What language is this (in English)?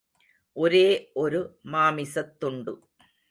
Tamil